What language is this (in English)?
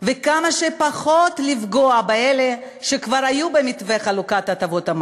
Hebrew